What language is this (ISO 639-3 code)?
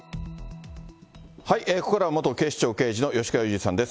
jpn